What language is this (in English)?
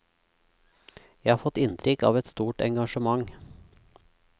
Norwegian